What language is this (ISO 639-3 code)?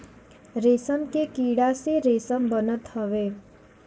bho